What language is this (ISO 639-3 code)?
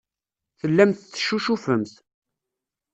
kab